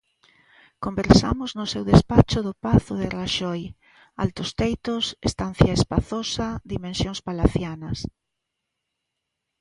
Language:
Galician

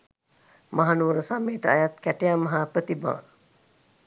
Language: Sinhala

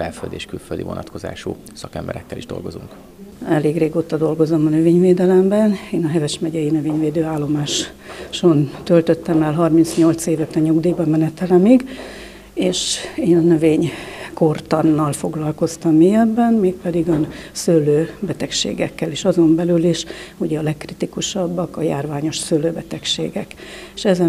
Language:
Hungarian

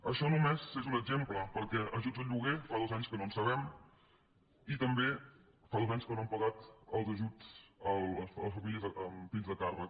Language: Catalan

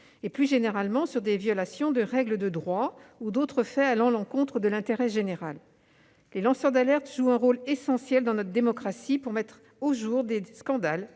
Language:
French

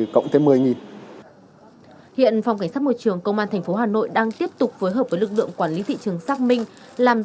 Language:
Vietnamese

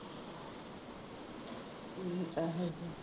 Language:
Punjabi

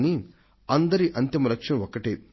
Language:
Telugu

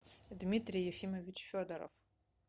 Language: Russian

